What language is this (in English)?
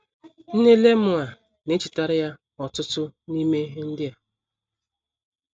Igbo